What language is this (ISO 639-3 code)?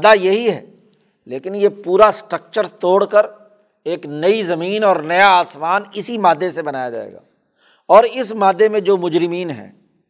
urd